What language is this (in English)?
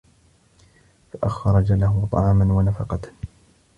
Arabic